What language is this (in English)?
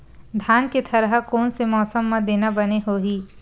Chhattisgarhi